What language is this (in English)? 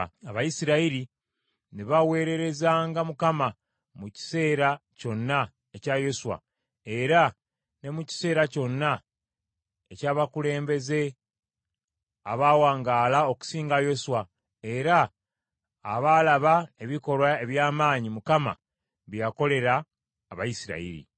Ganda